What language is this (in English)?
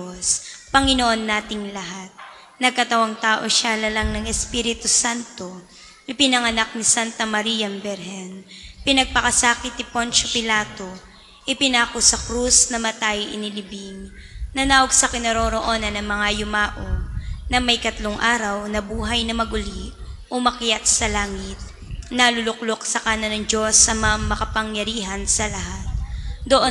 Filipino